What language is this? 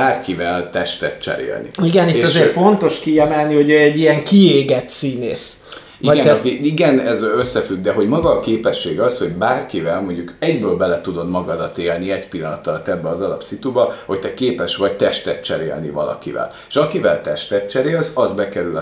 Hungarian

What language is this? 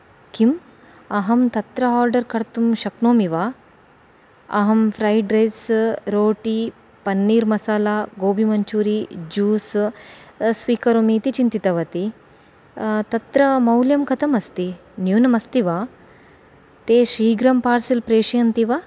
Sanskrit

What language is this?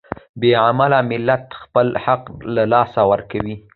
Pashto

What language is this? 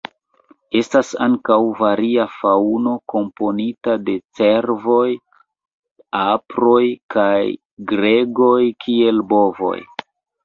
Esperanto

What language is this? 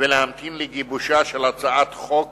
Hebrew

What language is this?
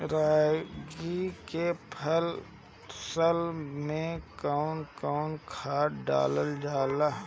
Bhojpuri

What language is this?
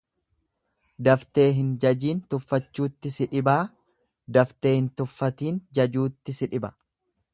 Oromo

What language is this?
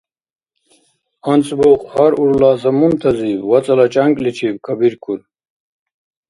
Dargwa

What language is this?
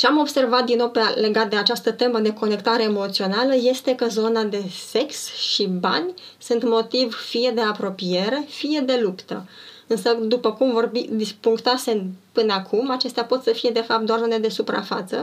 Romanian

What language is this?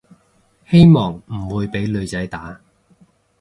Cantonese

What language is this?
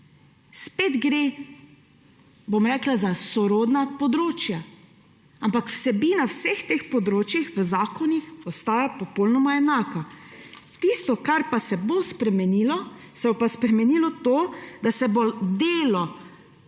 Slovenian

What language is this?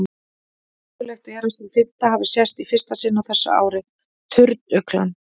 Icelandic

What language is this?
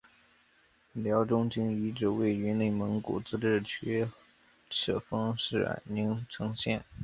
Chinese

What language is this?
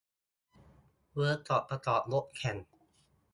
Thai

